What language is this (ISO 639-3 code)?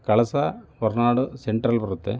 kan